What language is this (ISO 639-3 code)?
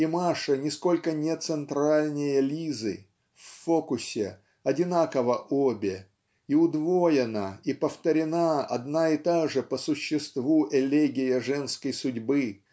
rus